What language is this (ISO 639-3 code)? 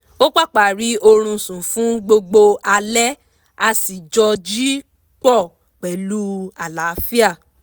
yor